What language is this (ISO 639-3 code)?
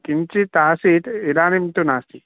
san